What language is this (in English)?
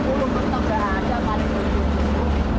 Indonesian